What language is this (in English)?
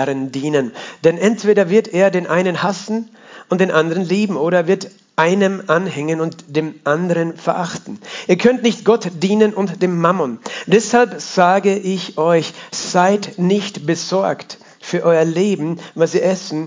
German